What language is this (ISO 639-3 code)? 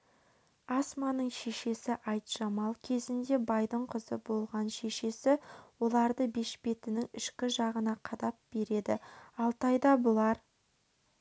kaz